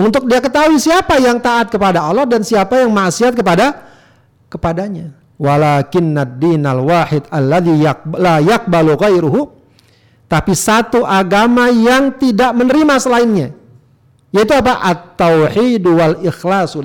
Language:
Indonesian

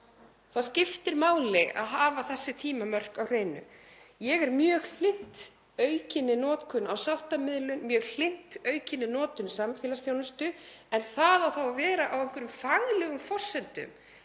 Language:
Icelandic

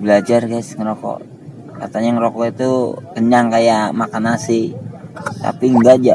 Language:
Indonesian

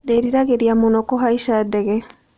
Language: Kikuyu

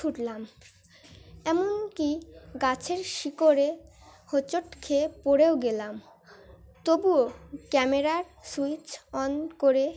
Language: Bangla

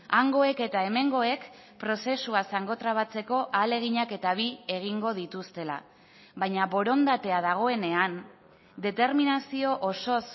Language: Basque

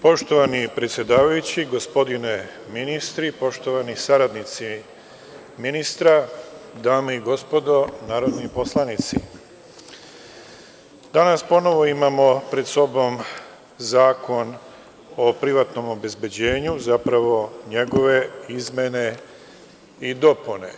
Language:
Serbian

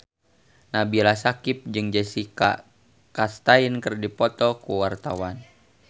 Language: Sundanese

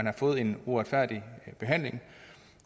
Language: Danish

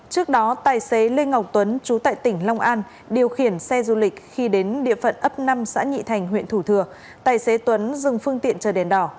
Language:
Vietnamese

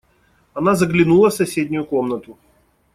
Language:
Russian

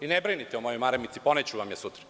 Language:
Serbian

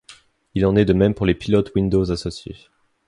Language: French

